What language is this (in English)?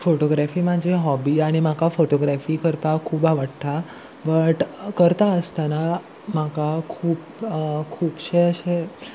Konkani